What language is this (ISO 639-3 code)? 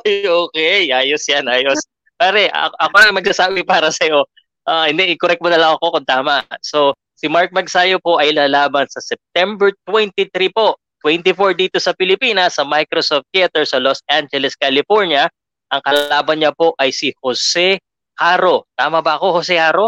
fil